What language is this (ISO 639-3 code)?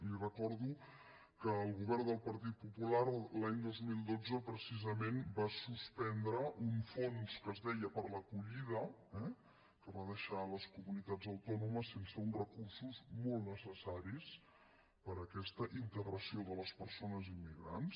cat